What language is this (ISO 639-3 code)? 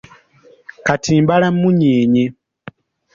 lug